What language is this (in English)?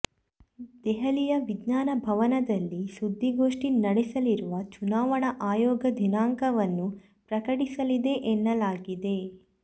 Kannada